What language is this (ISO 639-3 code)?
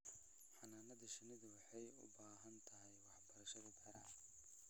som